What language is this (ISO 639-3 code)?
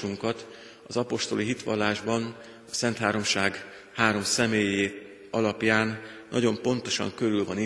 hun